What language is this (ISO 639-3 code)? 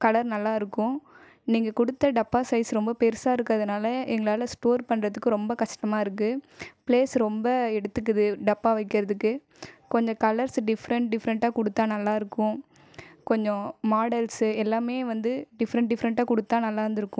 tam